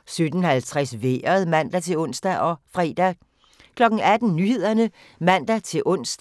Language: Danish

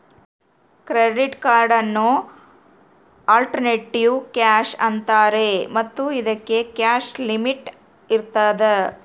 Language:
Kannada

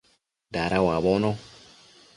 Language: Matsés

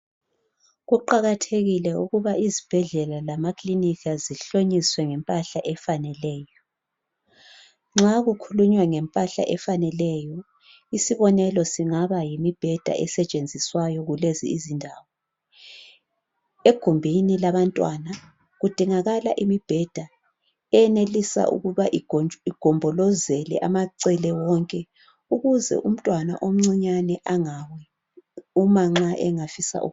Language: North Ndebele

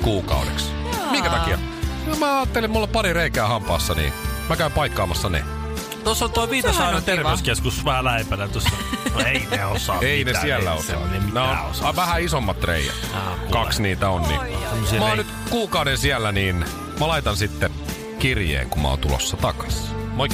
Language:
Finnish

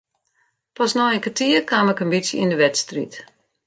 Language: Western Frisian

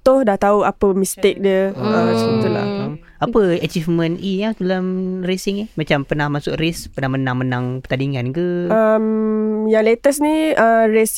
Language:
Malay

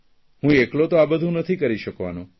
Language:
Gujarati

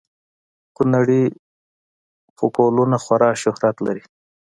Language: Pashto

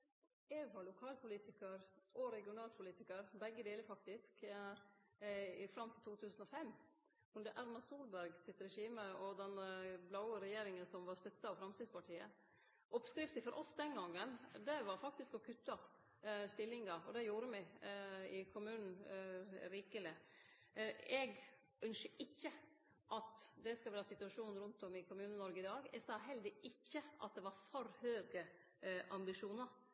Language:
Norwegian Nynorsk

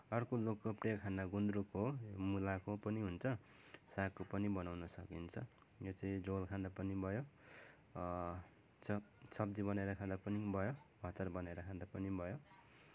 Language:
Nepali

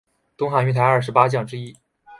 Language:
Chinese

